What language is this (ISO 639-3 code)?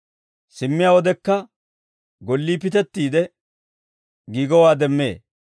dwr